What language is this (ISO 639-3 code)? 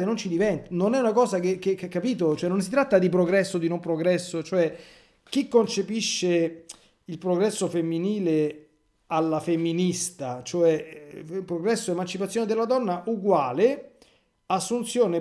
ita